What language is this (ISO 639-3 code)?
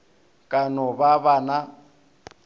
nso